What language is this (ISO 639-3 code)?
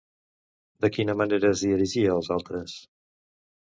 cat